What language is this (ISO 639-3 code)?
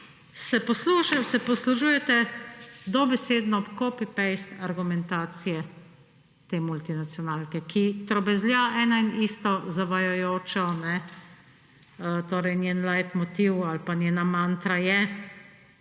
slv